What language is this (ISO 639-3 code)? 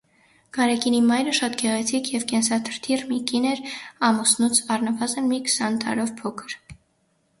hye